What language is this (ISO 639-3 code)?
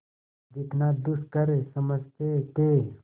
hin